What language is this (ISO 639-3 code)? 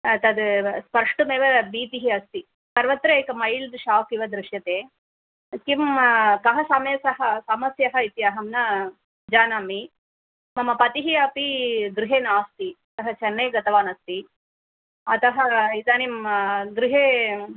san